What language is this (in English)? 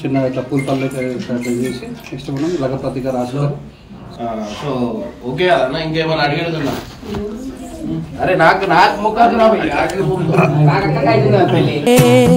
Telugu